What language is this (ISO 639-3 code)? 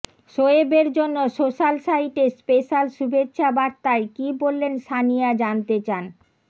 ben